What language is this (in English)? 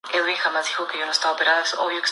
Spanish